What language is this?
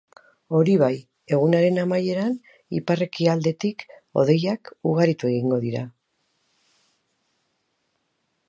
Basque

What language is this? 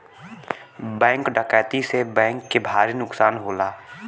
Bhojpuri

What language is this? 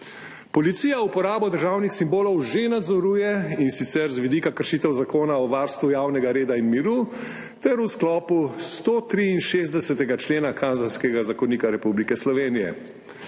Slovenian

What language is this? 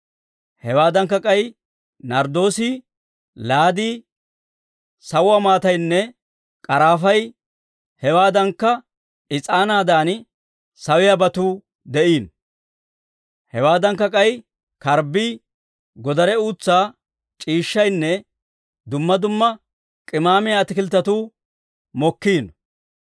Dawro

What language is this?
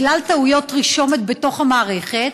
Hebrew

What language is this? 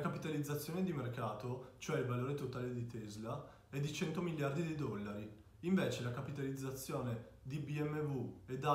Italian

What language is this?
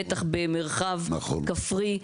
Hebrew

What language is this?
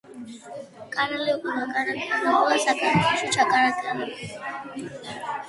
Georgian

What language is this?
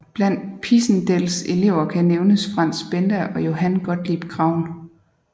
Danish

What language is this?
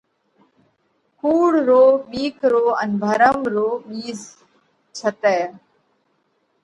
Parkari Koli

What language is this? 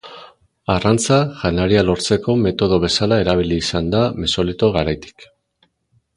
Basque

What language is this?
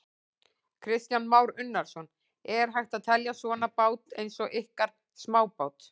Icelandic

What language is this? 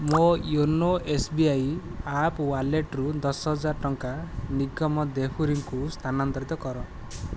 Odia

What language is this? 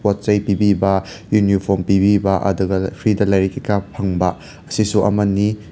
Manipuri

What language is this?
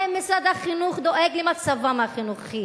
Hebrew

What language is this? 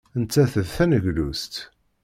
Kabyle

